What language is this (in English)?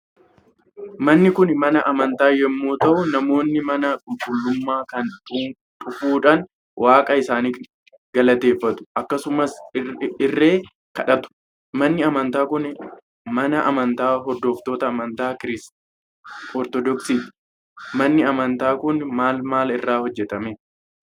Oromo